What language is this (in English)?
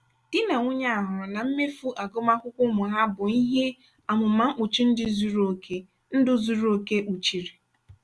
Igbo